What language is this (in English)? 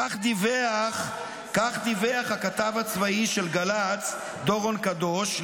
Hebrew